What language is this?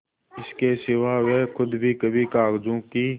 Hindi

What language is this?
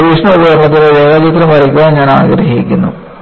Malayalam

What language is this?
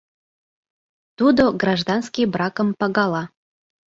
Mari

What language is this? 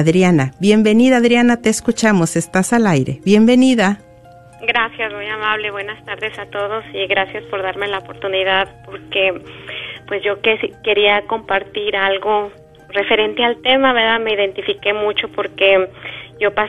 Spanish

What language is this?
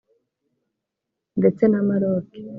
Kinyarwanda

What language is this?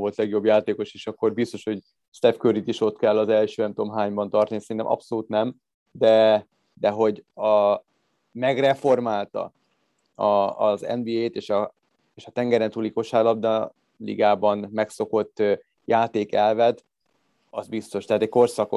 Hungarian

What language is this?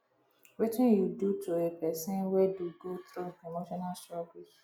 Nigerian Pidgin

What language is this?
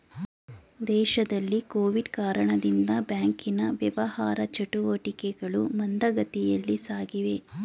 Kannada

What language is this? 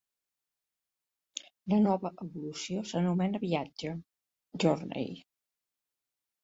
Catalan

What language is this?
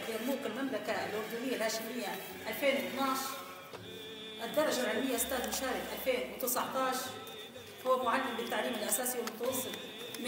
Arabic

